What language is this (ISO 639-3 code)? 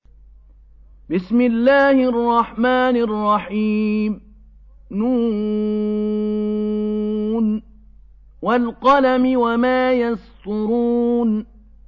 ara